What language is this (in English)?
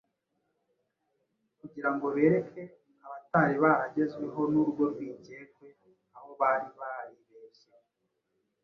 Kinyarwanda